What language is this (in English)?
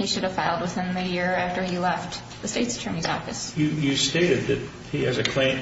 English